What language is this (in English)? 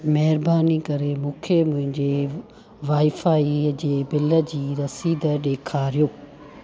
Sindhi